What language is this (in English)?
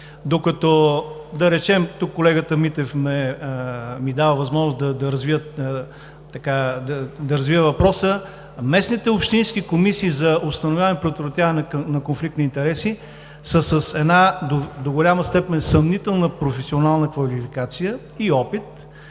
Bulgarian